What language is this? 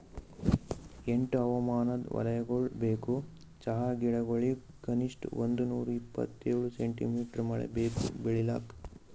Kannada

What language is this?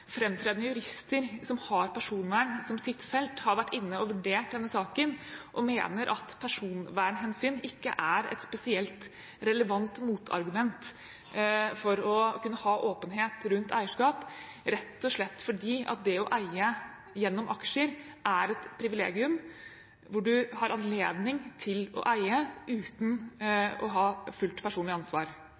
Norwegian Bokmål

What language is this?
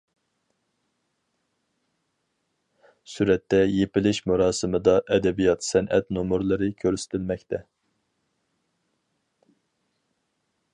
Uyghur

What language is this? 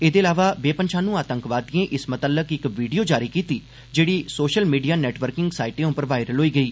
Dogri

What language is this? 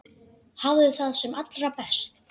Icelandic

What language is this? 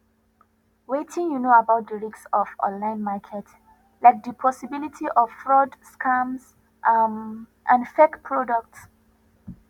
Nigerian Pidgin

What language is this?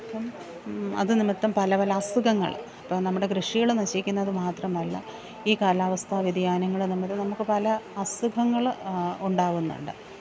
Malayalam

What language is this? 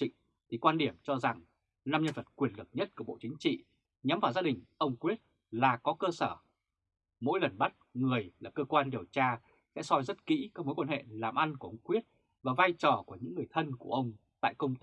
Vietnamese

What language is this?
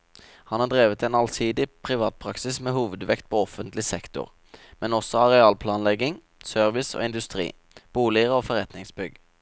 Norwegian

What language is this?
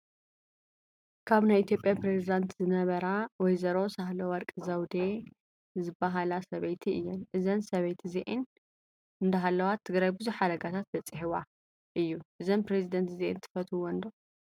Tigrinya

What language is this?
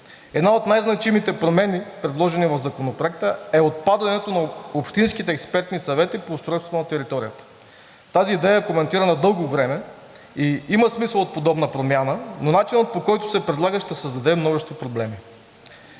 Bulgarian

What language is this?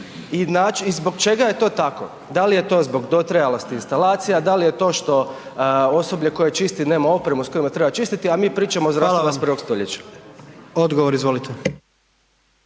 Croatian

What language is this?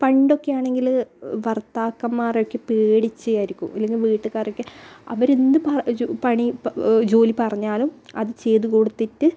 Malayalam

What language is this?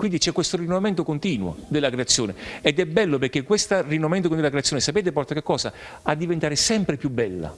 Italian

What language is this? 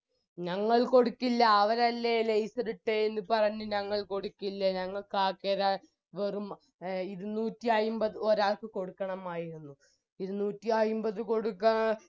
Malayalam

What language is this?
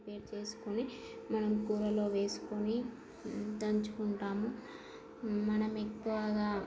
Telugu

